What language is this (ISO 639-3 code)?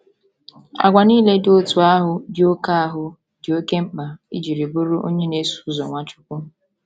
ibo